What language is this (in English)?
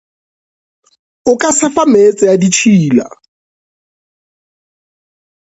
Northern Sotho